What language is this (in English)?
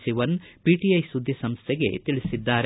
Kannada